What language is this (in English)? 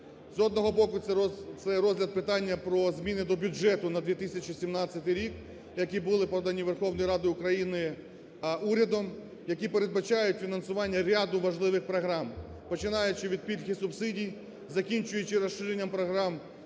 Ukrainian